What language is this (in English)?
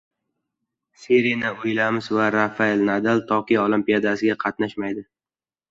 Uzbek